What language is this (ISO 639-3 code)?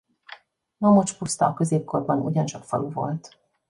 hun